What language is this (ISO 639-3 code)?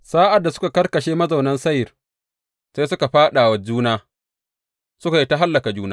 hau